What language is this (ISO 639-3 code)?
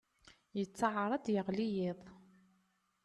kab